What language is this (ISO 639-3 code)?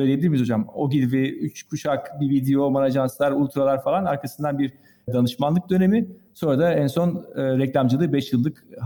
tur